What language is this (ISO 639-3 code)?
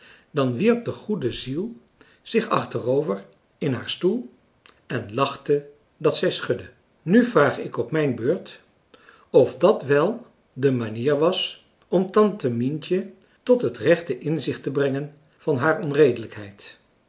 nld